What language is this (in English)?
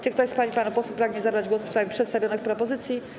Polish